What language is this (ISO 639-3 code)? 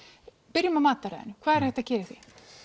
isl